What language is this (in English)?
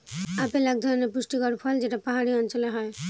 Bangla